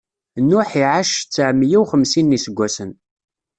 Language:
Kabyle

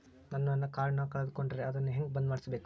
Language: Kannada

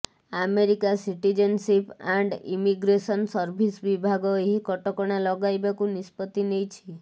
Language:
Odia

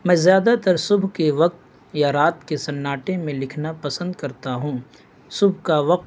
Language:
Urdu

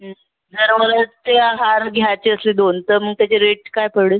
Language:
Marathi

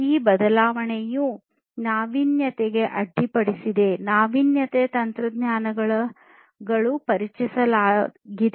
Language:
Kannada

